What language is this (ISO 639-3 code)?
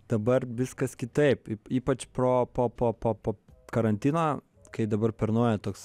lit